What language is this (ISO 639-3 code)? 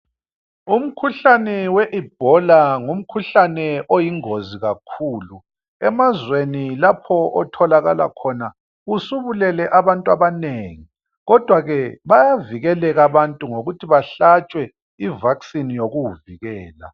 nde